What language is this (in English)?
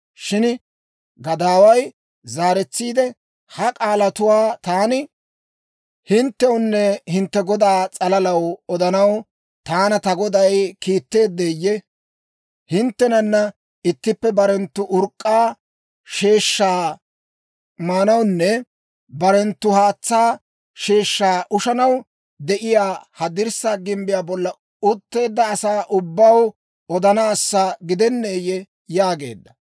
Dawro